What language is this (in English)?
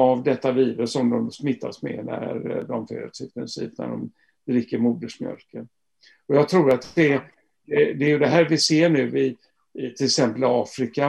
Swedish